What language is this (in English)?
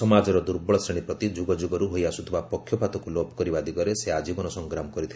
Odia